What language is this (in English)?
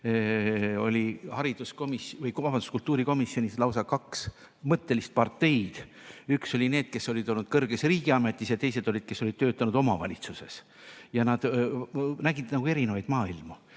Estonian